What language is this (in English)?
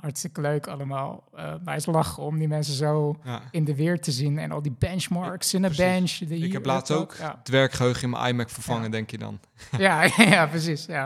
Dutch